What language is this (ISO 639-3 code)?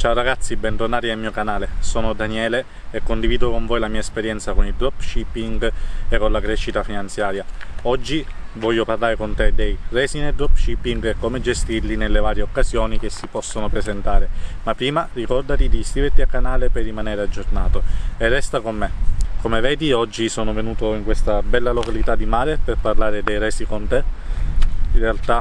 ita